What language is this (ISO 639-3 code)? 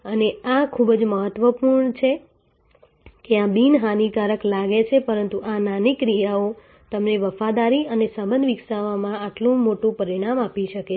guj